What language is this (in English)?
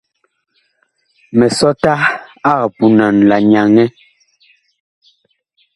Bakoko